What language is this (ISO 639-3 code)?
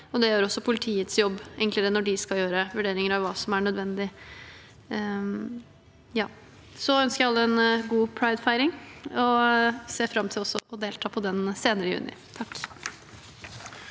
nor